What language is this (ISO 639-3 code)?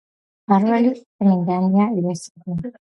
kat